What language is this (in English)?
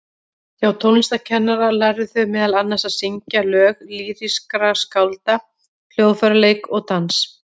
Icelandic